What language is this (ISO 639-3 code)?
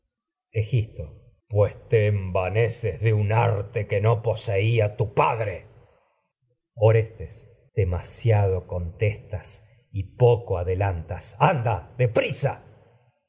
spa